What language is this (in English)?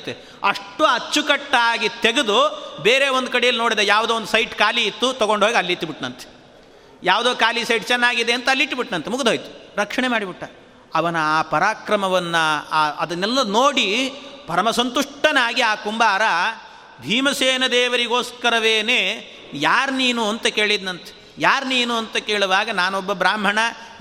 Kannada